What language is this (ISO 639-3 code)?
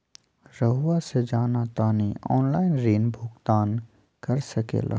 mag